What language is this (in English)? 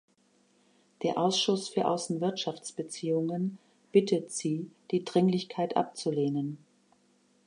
German